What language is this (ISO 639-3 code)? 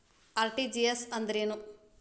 kan